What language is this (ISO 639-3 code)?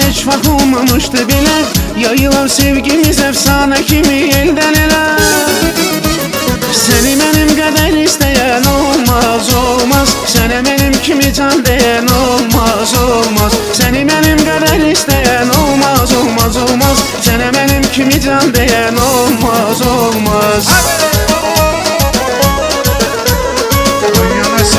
tur